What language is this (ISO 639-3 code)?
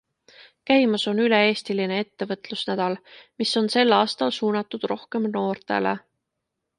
est